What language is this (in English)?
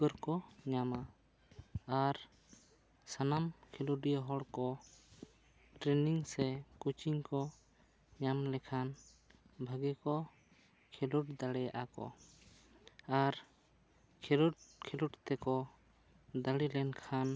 Santali